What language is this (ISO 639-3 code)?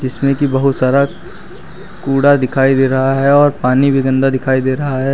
hin